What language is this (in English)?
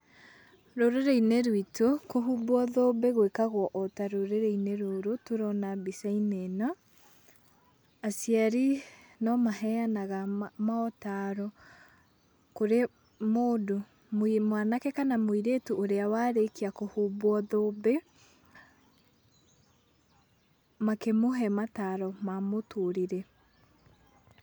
Kikuyu